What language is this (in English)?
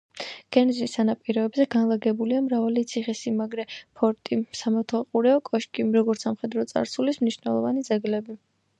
Georgian